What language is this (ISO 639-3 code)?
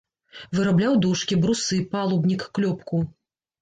bel